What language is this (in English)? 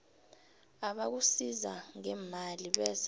South Ndebele